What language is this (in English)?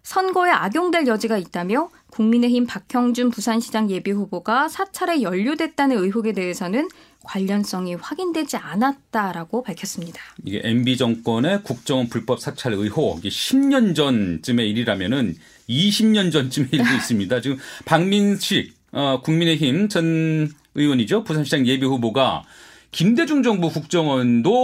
Korean